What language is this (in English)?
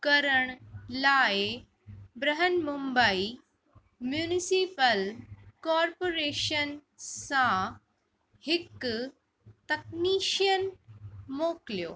Sindhi